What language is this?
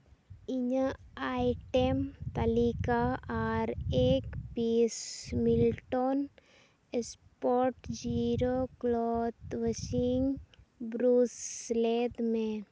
Santali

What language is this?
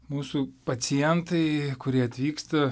Lithuanian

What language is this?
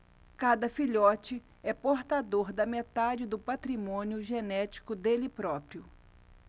Portuguese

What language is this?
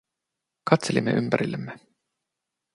Finnish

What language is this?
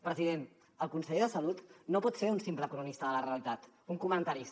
Catalan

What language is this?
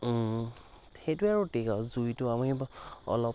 Assamese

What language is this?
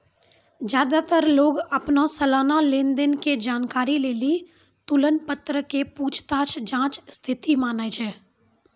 Maithili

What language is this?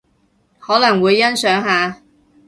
Cantonese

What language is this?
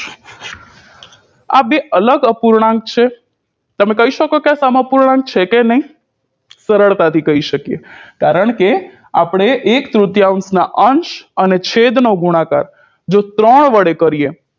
Gujarati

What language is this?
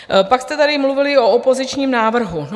Czech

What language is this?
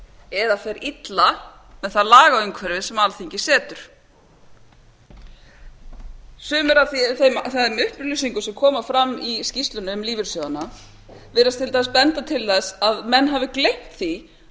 Icelandic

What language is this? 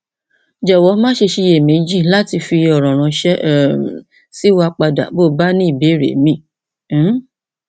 Yoruba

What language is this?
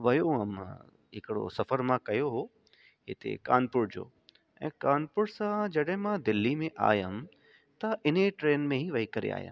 Sindhi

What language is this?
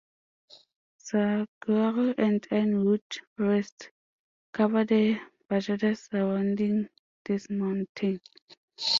English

